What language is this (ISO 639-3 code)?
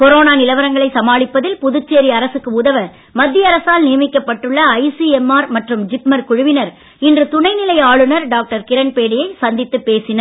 tam